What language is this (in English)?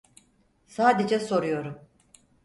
Turkish